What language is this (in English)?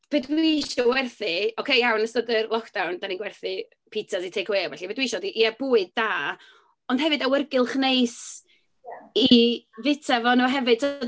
Welsh